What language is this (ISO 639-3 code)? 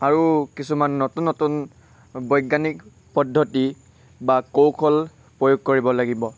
asm